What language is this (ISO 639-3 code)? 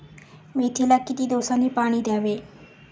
mar